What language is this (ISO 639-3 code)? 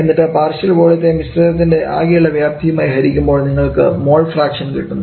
mal